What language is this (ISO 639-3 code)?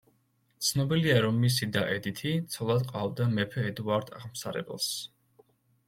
kat